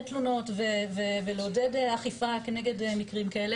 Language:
Hebrew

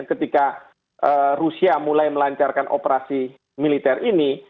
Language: Indonesian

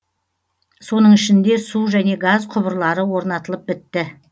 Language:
Kazakh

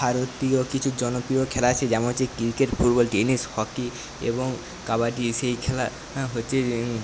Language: Bangla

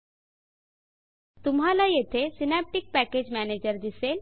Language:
Marathi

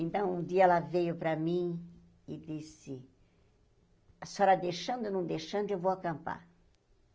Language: Portuguese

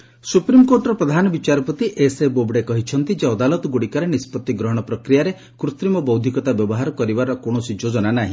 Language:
Odia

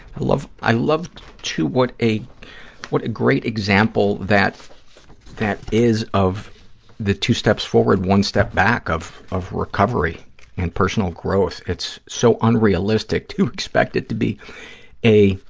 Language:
English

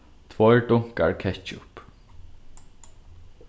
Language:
Faroese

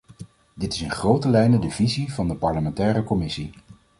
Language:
Dutch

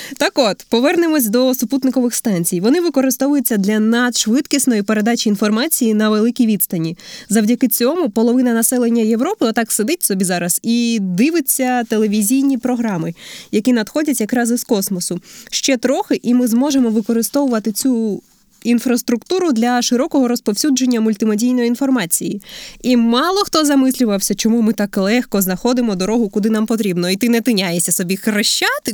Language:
Ukrainian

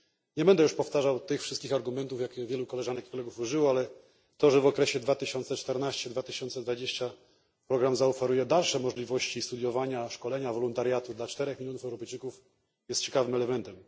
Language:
Polish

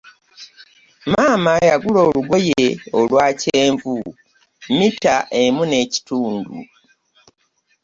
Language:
Ganda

